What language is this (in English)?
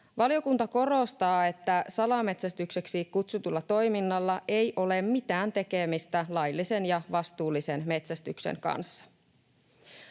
Finnish